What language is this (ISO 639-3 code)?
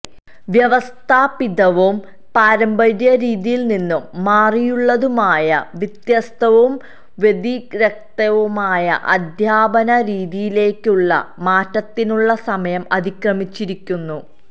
mal